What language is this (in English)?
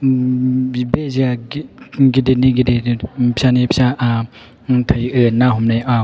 Bodo